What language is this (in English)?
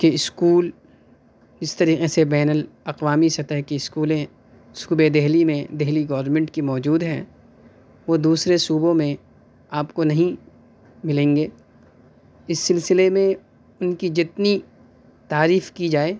Urdu